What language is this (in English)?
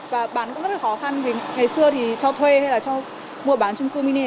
Vietnamese